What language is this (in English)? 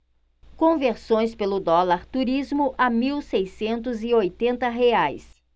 Portuguese